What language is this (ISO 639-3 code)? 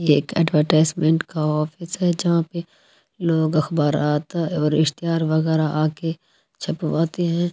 hin